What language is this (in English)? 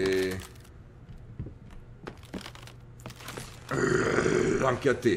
Italian